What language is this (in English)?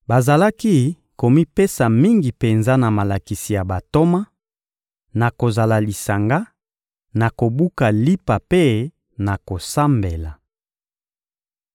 Lingala